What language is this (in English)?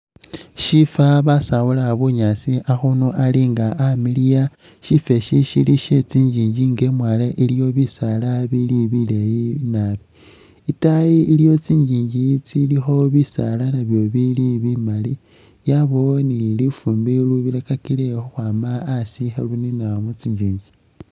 Masaaba